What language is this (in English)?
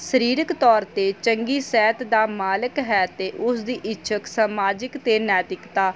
Punjabi